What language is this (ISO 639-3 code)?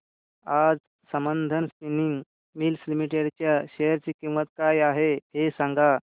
mar